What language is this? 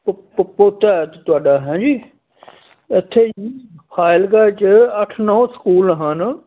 Punjabi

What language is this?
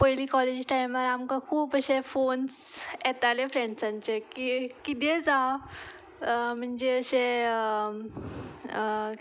Konkani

